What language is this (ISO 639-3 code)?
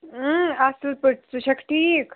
kas